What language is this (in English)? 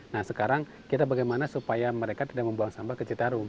Indonesian